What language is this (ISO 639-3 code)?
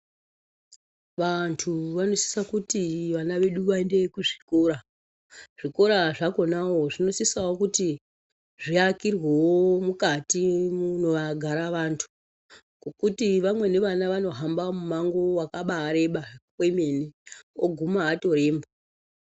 ndc